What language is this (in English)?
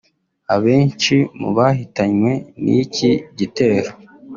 Kinyarwanda